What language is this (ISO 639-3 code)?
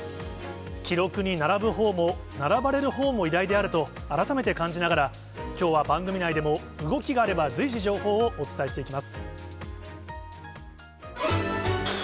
jpn